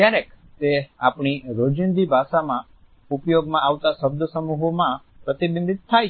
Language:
Gujarati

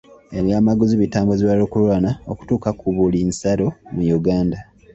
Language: Ganda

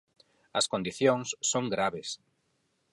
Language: Galician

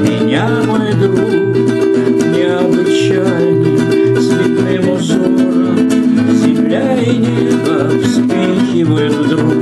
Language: Romanian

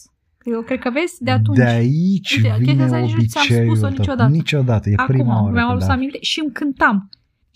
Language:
Romanian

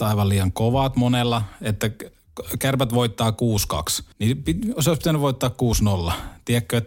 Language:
Finnish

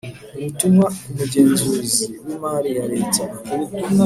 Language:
Kinyarwanda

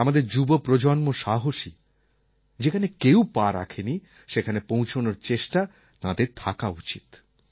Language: Bangla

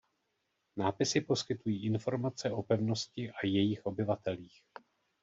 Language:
Czech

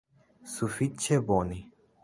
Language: Esperanto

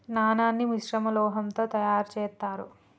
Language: Telugu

